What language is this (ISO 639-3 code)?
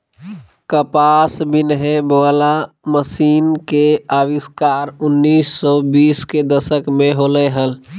mag